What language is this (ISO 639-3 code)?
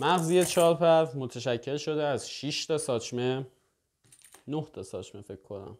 fas